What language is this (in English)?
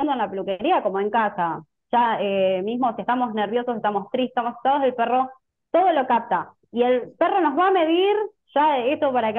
Spanish